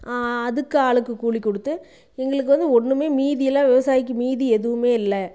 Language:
Tamil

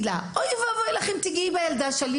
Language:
Hebrew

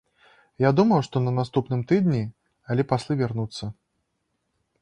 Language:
Belarusian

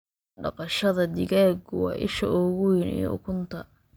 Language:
Somali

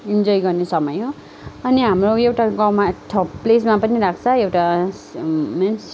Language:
Nepali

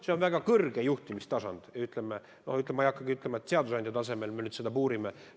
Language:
Estonian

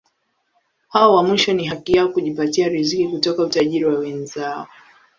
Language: Swahili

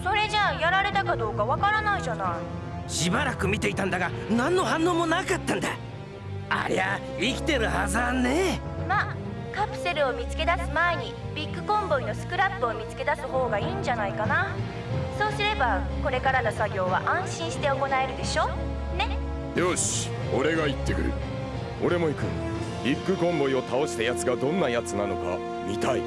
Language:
Japanese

